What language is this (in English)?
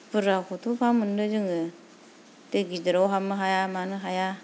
Bodo